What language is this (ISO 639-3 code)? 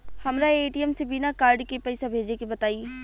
bho